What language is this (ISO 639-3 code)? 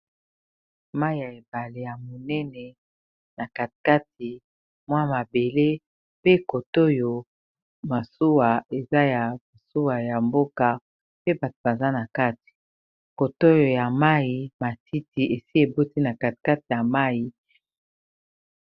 lin